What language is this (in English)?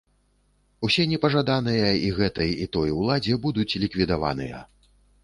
Belarusian